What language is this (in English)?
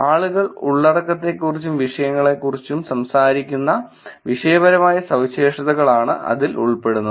Malayalam